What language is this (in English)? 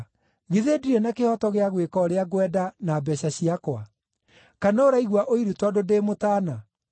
Kikuyu